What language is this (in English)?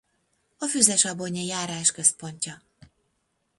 Hungarian